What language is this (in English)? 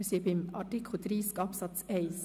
Swiss German